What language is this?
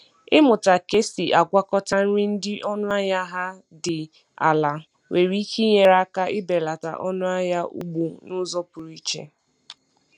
Igbo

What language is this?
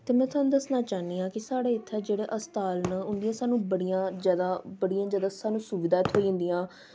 Dogri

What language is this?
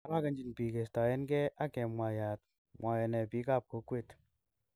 Kalenjin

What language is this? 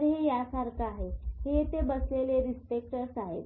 Marathi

